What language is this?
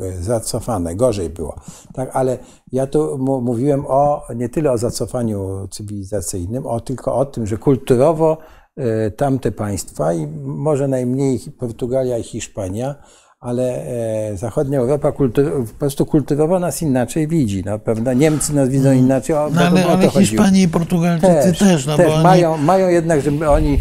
Polish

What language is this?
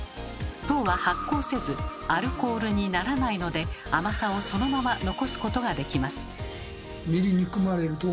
Japanese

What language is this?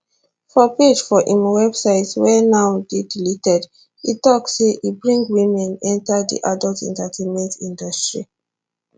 Nigerian Pidgin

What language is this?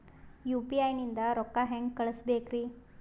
Kannada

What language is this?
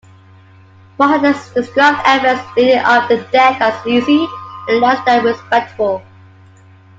English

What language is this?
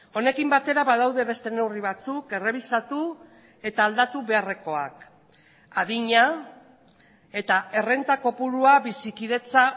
Basque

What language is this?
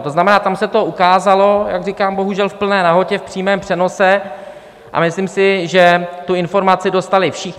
Czech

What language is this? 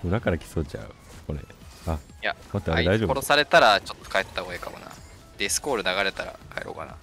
Japanese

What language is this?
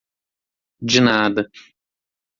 Portuguese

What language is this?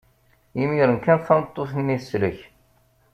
Kabyle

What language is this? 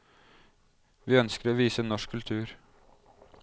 Norwegian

